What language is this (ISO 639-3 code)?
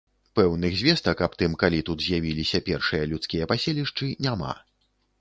bel